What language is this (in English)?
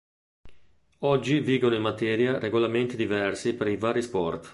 Italian